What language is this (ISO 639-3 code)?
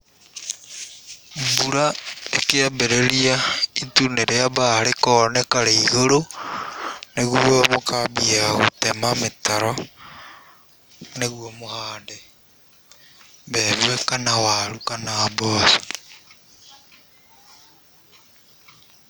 kik